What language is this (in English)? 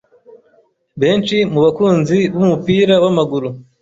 Kinyarwanda